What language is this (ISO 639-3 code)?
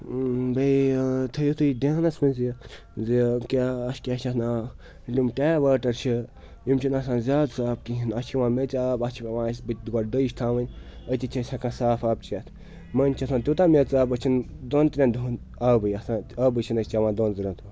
kas